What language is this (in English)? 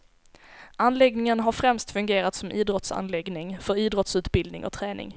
Swedish